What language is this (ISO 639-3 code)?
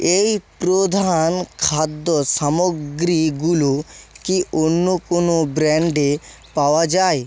ben